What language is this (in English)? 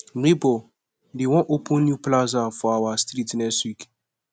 Nigerian Pidgin